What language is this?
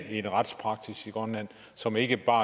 Danish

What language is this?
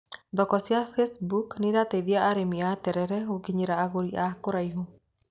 Kikuyu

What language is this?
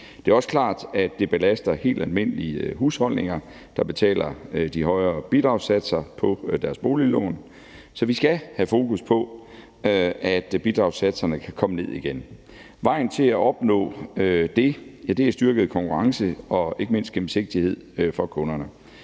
Danish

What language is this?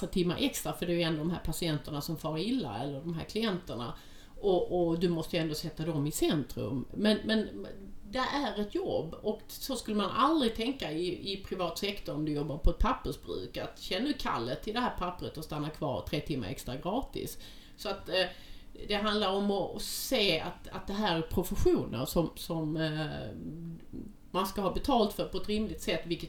Swedish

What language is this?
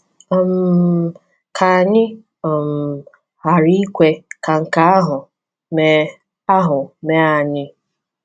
Igbo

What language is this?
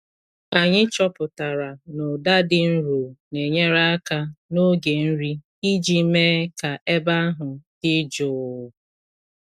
Igbo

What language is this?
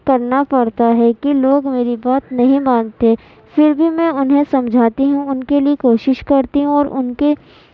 Urdu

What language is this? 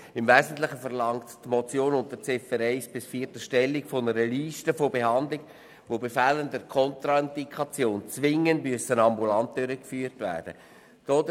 Swiss German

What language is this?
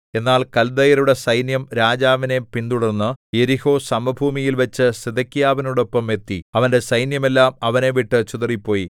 Malayalam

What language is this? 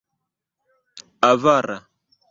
Esperanto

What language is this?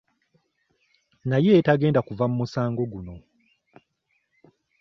Ganda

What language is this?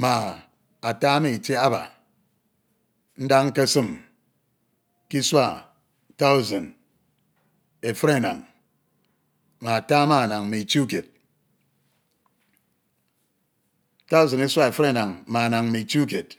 Ito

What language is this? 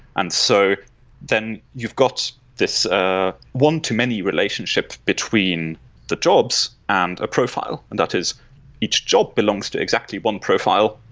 English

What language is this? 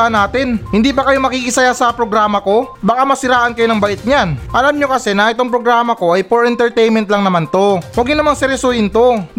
Filipino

